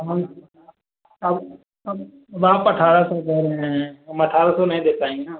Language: Hindi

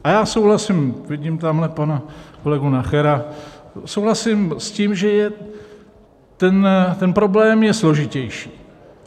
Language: Czech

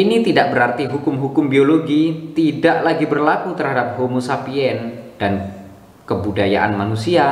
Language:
Indonesian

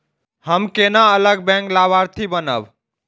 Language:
Maithili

